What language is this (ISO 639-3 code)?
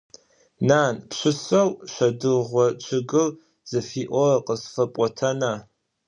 ady